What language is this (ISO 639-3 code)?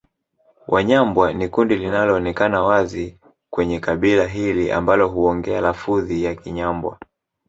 swa